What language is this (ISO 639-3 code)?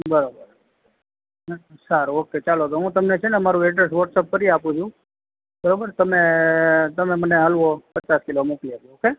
guj